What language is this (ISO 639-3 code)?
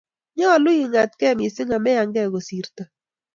kln